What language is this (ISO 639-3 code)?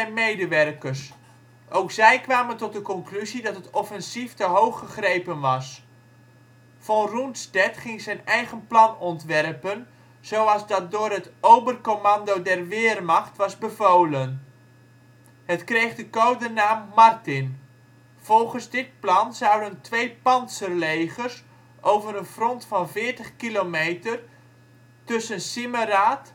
nld